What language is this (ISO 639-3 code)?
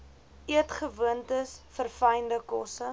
afr